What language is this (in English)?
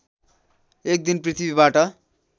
Nepali